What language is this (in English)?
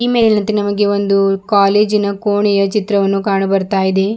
Kannada